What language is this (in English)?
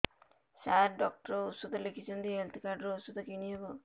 Odia